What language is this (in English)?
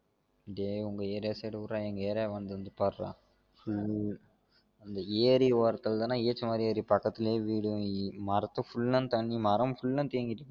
Tamil